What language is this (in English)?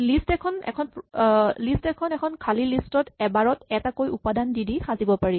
Assamese